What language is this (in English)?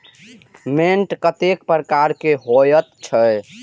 Maithili